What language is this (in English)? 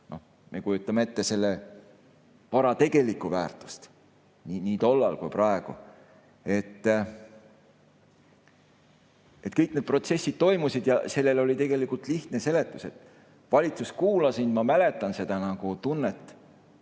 Estonian